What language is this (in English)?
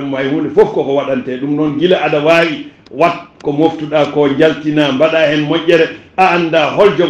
Arabic